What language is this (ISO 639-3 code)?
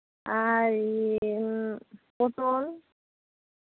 sat